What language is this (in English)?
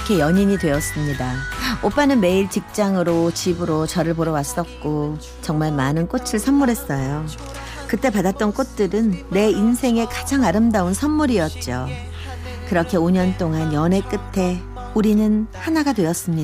Korean